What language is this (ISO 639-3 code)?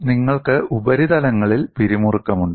mal